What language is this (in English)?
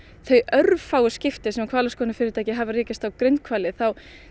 Icelandic